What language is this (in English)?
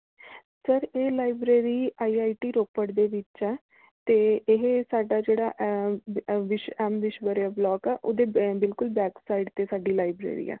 Punjabi